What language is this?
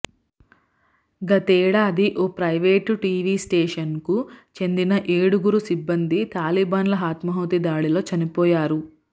Telugu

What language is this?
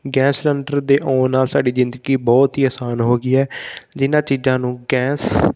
Punjabi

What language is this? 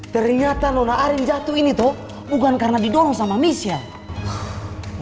Indonesian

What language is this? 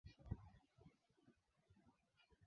Swahili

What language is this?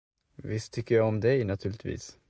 Swedish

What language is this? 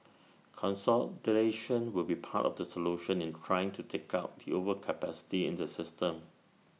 English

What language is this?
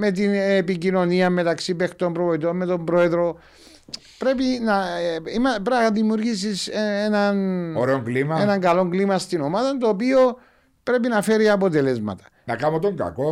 Greek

